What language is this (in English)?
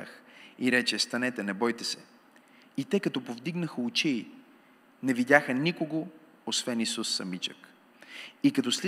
Bulgarian